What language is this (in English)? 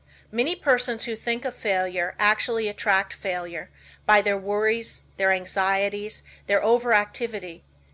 English